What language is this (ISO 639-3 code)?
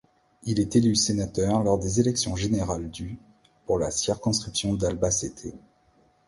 fra